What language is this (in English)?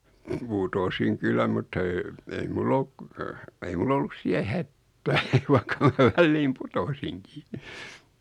Finnish